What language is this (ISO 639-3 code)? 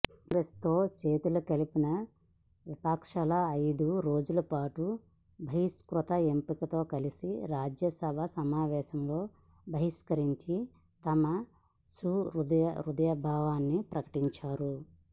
tel